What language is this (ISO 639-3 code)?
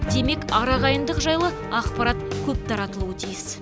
kaz